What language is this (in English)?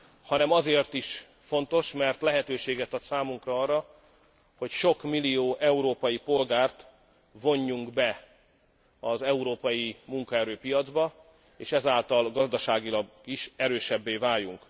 Hungarian